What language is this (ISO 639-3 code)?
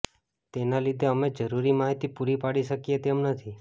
guj